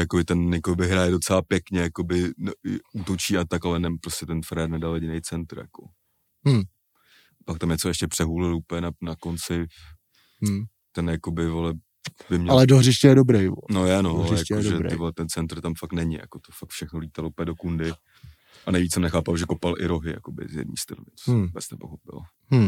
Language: Czech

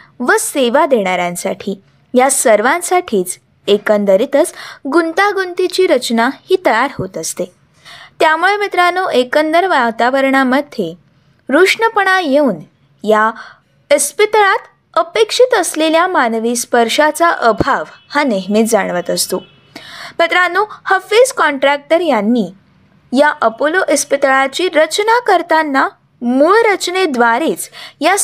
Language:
Marathi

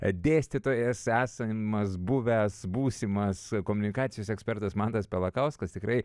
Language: Lithuanian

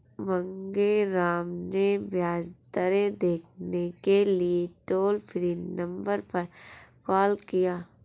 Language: Hindi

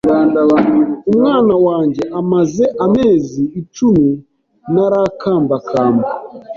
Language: Kinyarwanda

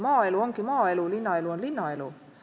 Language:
Estonian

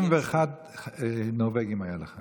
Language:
Hebrew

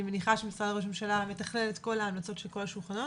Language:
Hebrew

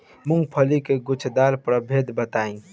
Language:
Bhojpuri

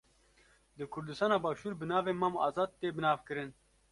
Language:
Kurdish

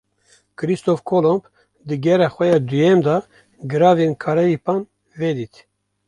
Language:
Kurdish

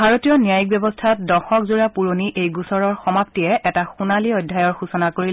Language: Assamese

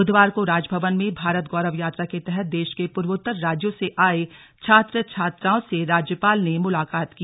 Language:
Hindi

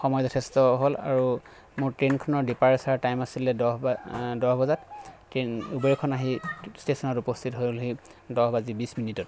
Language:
Assamese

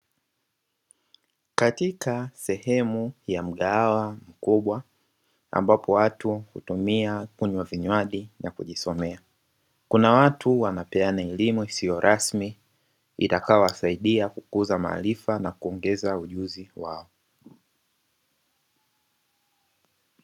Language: Swahili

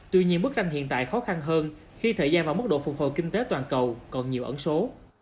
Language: Vietnamese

